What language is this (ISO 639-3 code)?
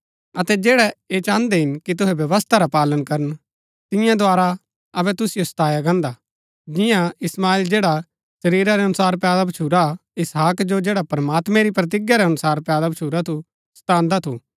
gbk